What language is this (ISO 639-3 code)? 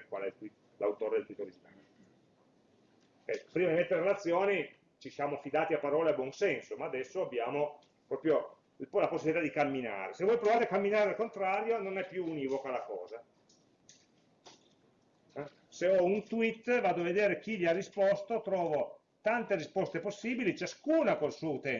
ita